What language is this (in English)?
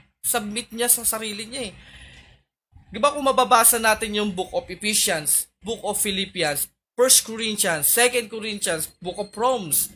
Filipino